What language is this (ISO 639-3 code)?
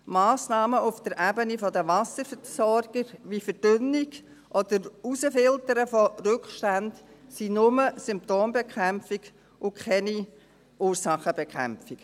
gsw